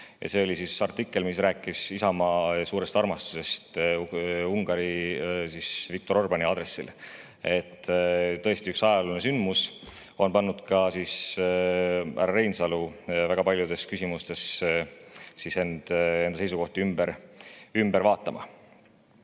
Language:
Estonian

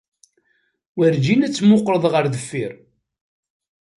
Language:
Kabyle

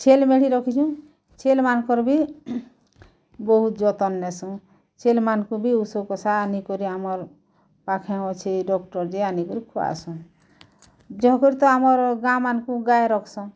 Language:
Odia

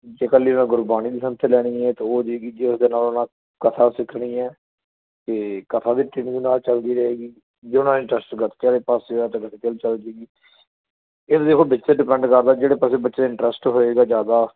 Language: Punjabi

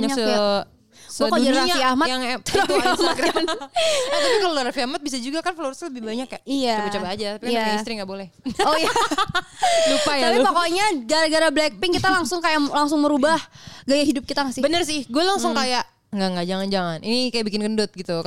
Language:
Indonesian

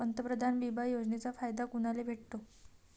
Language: Marathi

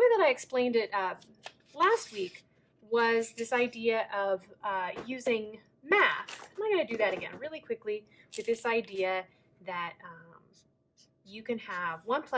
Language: English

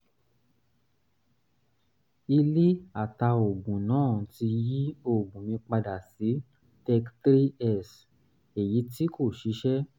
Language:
Yoruba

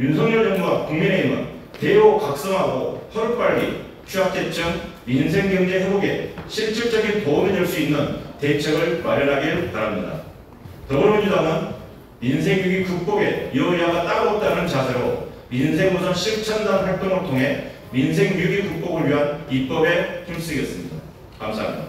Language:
Korean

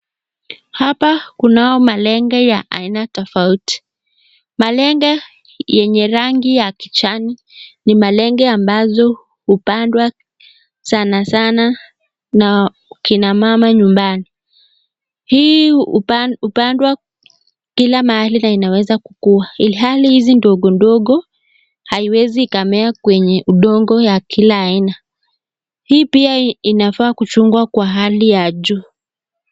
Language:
Swahili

